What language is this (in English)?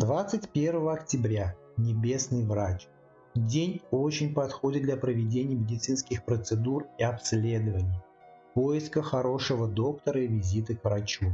Russian